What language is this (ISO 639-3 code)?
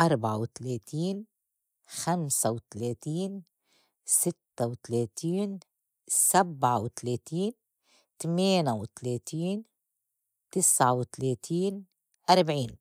apc